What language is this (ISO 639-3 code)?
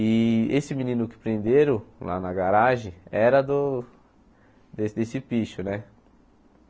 por